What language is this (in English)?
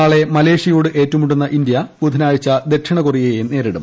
Malayalam